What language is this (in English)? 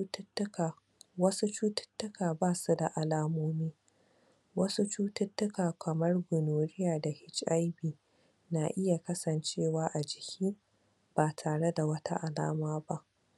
Hausa